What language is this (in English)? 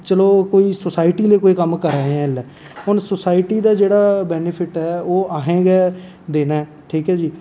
Dogri